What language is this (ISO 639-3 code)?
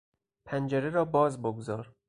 fas